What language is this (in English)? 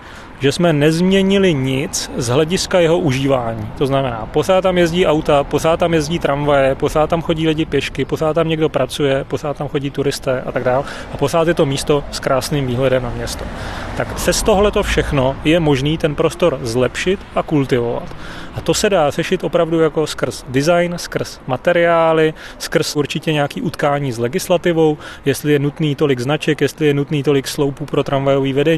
Czech